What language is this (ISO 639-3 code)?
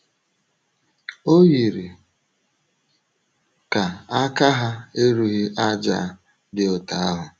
ibo